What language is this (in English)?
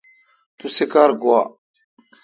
Kalkoti